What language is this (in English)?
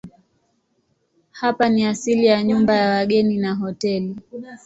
Swahili